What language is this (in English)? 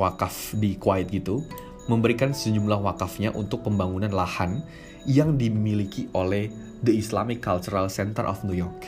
Indonesian